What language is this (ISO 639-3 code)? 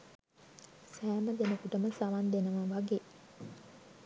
sin